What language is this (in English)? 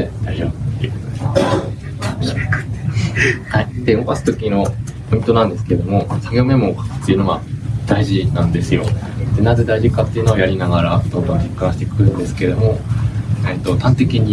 Japanese